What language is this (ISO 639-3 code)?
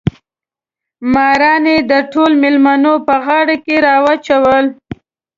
pus